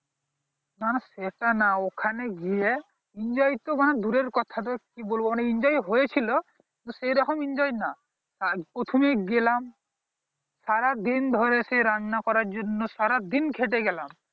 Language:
Bangla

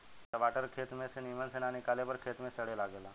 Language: Bhojpuri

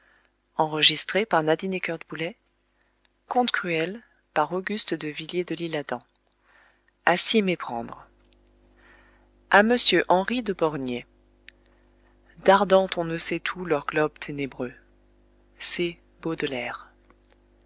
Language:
French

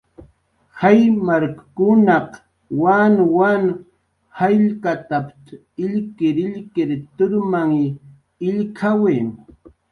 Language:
Jaqaru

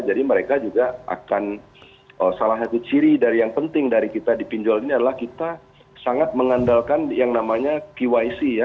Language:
Indonesian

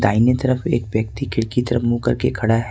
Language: Hindi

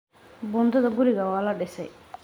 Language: Somali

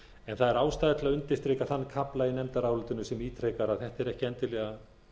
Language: Icelandic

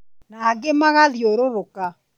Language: Kikuyu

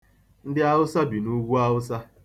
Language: Igbo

